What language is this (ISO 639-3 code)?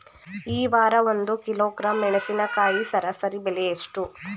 kan